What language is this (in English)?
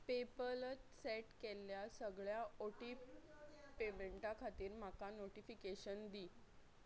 Konkani